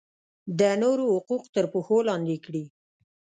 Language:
Pashto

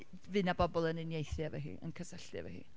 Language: Welsh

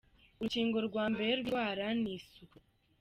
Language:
Kinyarwanda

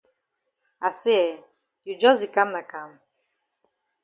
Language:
Cameroon Pidgin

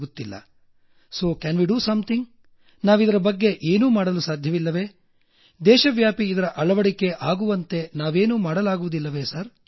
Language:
Kannada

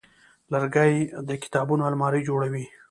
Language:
Pashto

